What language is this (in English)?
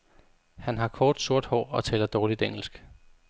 Danish